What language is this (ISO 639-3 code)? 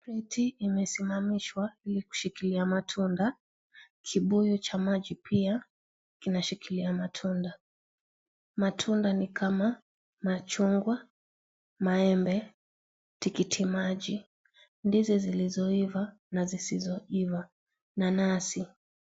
swa